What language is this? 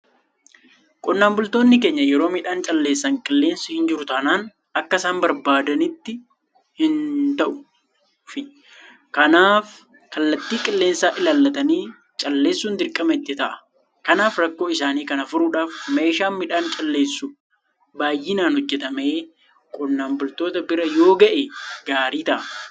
Oromo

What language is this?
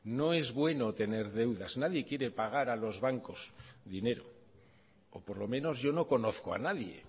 Spanish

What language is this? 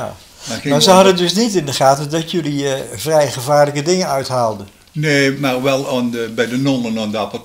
Dutch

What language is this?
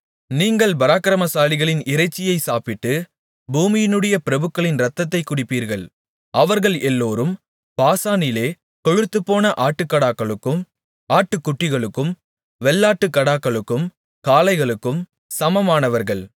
Tamil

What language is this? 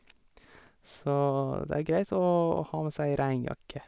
Norwegian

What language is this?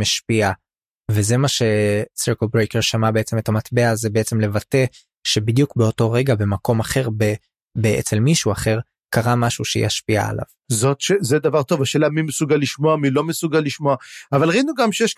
Hebrew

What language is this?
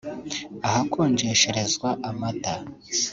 Kinyarwanda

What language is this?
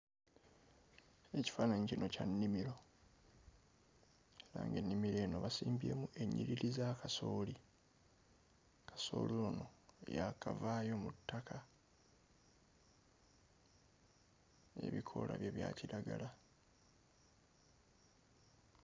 Ganda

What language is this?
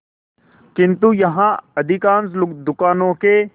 Hindi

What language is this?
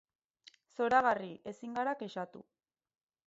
Basque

